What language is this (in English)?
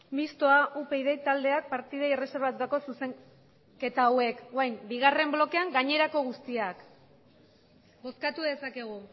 Basque